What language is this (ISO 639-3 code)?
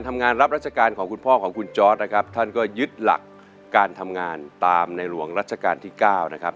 tha